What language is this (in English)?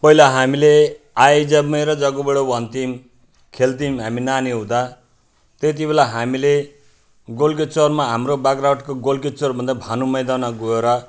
Nepali